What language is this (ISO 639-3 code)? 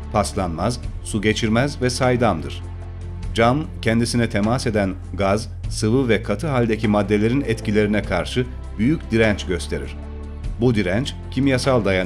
tur